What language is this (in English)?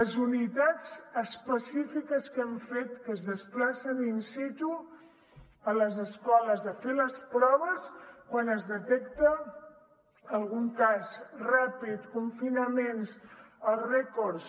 Catalan